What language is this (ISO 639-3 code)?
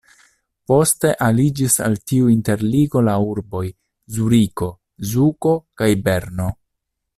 epo